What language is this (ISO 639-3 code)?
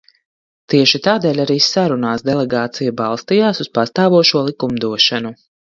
lav